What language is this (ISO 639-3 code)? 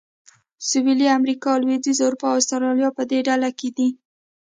pus